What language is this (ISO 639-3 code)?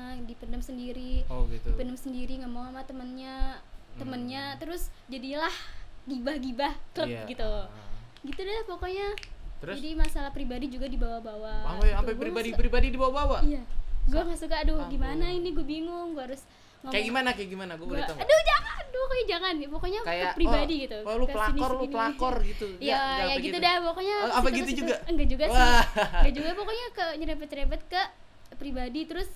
ind